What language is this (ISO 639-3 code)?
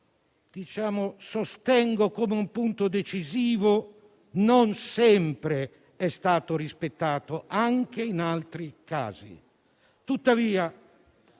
ita